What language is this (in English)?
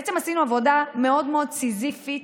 Hebrew